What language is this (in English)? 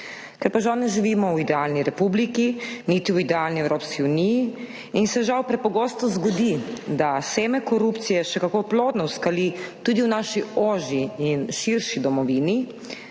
Slovenian